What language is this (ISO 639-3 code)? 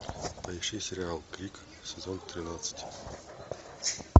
rus